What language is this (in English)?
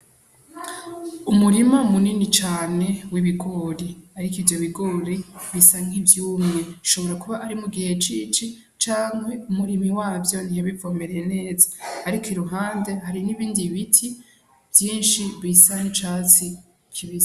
Rundi